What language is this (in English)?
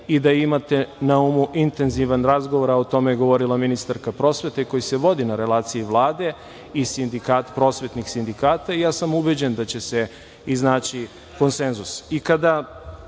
Serbian